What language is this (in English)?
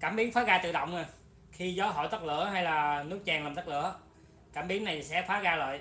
Vietnamese